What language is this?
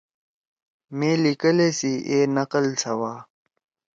Torwali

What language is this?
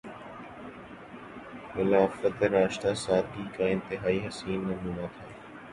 Urdu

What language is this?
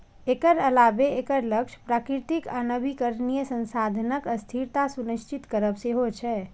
Maithili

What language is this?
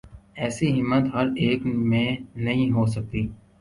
Urdu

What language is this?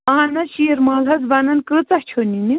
Kashmiri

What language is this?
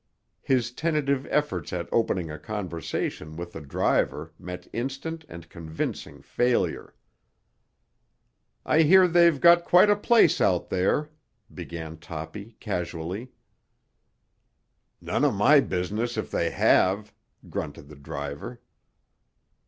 English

